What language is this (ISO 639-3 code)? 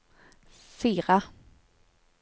nor